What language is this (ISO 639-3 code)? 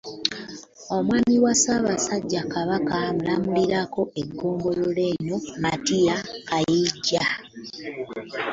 lug